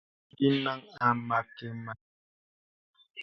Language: Bebele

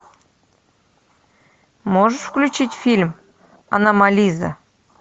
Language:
Russian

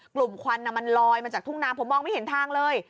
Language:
Thai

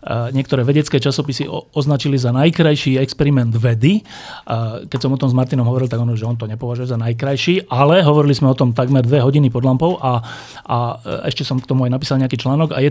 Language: Slovak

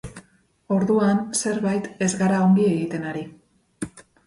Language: Basque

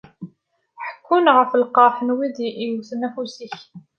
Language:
Kabyle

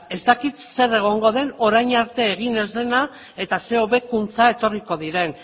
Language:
Basque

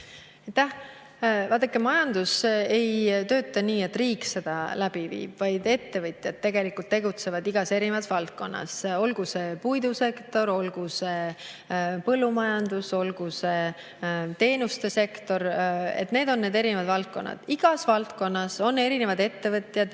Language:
Estonian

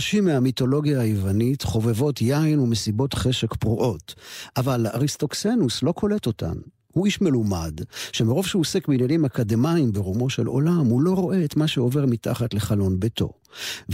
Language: Hebrew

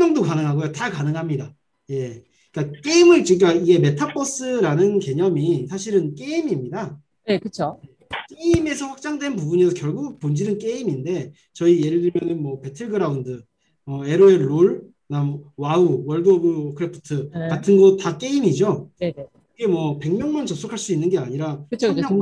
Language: Korean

